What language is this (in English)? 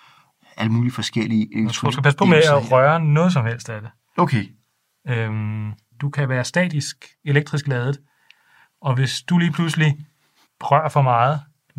Danish